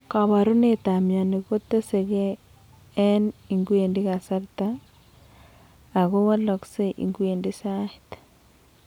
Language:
Kalenjin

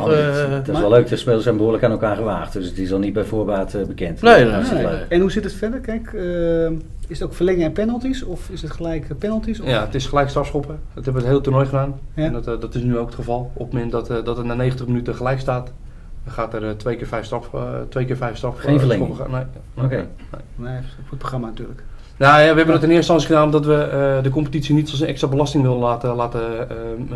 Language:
Dutch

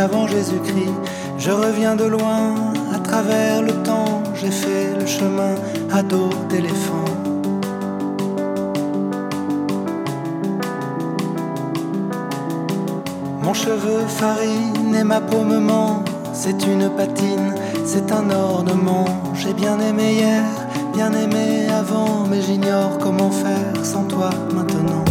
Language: Hebrew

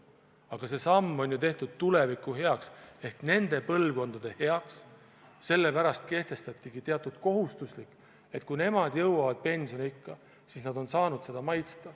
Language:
Estonian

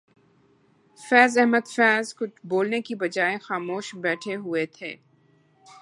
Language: Urdu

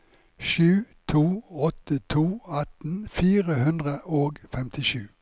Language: Norwegian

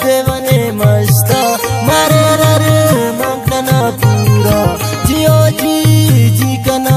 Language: Arabic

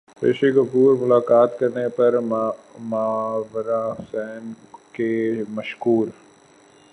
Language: Urdu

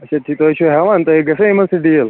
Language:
Kashmiri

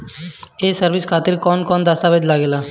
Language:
Bhojpuri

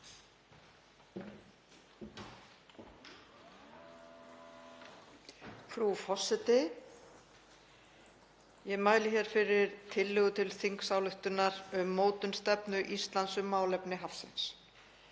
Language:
Icelandic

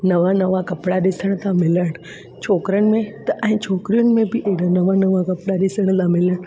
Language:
Sindhi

